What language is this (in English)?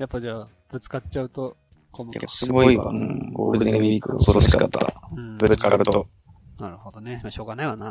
Japanese